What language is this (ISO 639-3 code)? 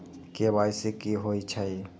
mag